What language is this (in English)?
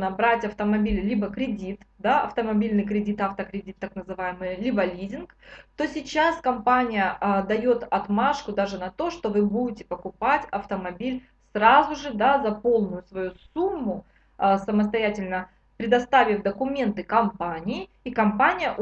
Russian